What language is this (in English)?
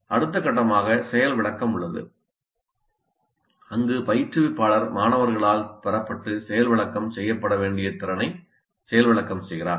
Tamil